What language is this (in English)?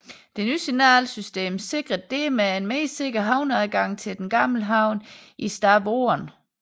Danish